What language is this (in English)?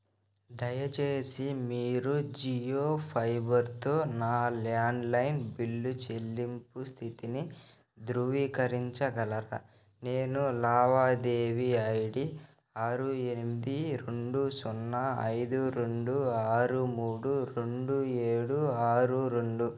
Telugu